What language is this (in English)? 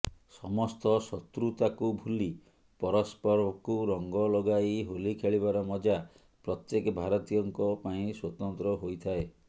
Odia